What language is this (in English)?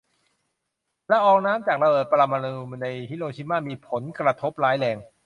Thai